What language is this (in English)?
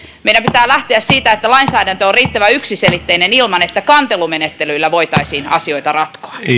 Finnish